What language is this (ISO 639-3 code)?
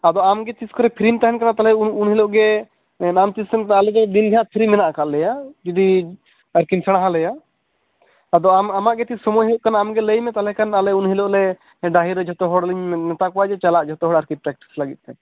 sat